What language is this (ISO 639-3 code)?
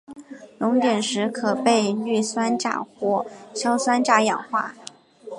zho